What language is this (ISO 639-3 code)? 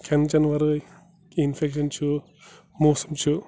kas